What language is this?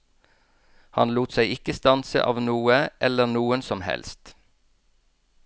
Norwegian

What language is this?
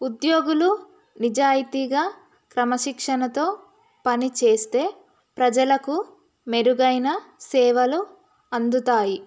Telugu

